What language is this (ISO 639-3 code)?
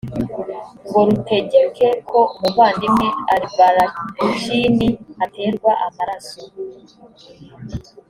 kin